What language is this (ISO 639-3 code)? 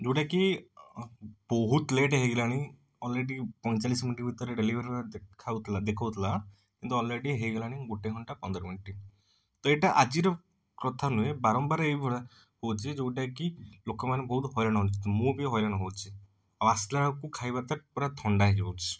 ori